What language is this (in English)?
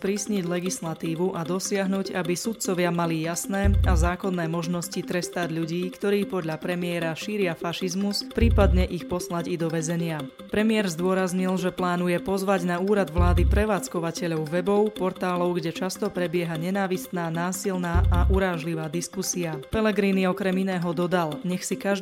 Slovak